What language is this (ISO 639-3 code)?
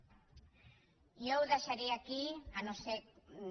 cat